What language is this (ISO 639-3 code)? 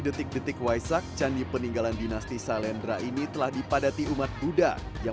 ind